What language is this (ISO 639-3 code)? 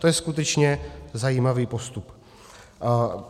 ces